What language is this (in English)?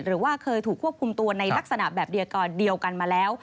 Thai